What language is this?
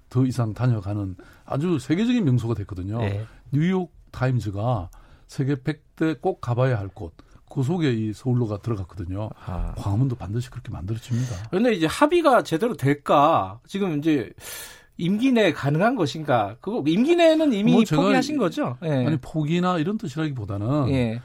Korean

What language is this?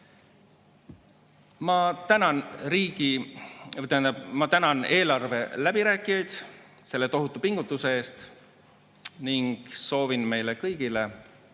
Estonian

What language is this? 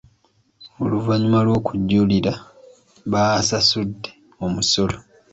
Ganda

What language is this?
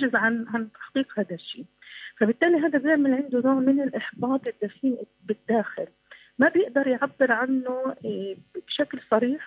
Arabic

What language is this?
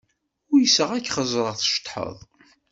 Kabyle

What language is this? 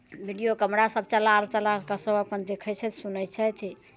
Maithili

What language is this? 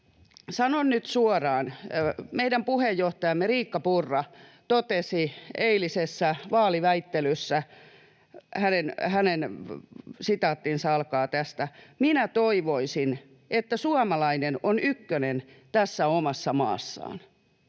Finnish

